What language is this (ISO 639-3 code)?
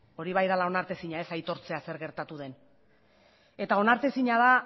eus